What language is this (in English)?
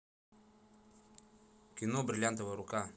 Russian